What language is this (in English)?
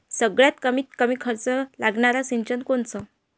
Marathi